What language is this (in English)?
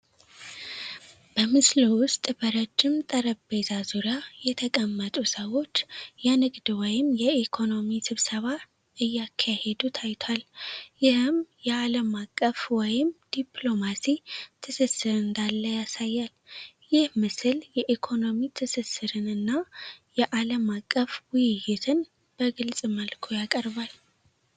Amharic